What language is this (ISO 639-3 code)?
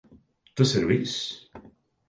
lav